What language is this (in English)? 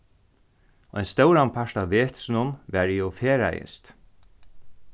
Faroese